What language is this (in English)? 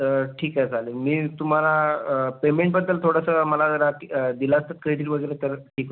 Marathi